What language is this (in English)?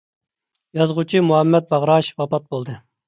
Uyghur